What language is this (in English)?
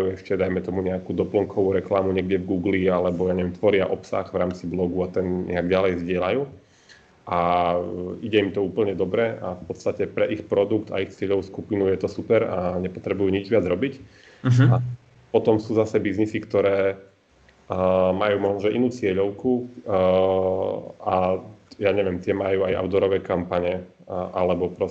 Slovak